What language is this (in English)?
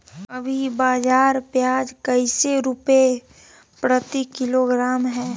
Magahi